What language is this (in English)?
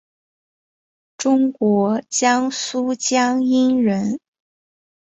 Chinese